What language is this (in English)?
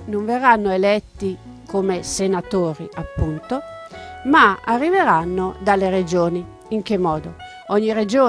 Italian